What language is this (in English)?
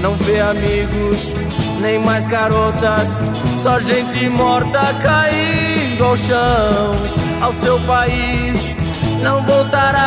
Portuguese